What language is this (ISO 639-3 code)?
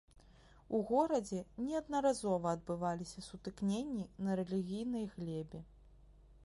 bel